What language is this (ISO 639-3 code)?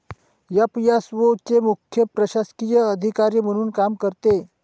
mar